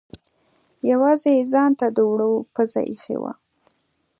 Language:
Pashto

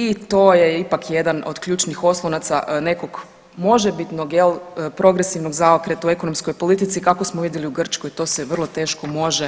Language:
Croatian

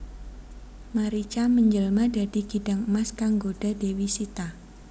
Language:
Javanese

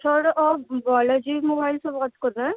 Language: Urdu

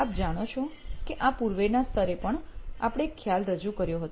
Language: Gujarati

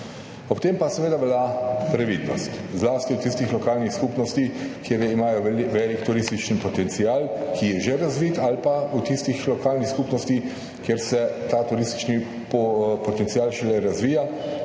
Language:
Slovenian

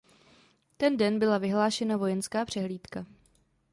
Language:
Czech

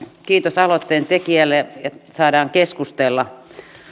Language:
Finnish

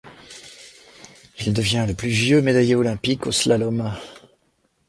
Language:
French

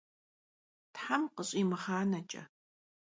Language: Kabardian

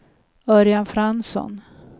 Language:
Swedish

